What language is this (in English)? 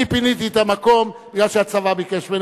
Hebrew